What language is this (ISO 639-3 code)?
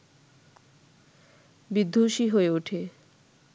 ben